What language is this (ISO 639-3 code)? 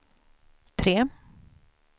swe